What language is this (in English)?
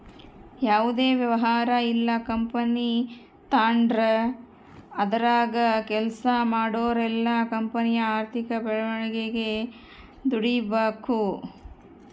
Kannada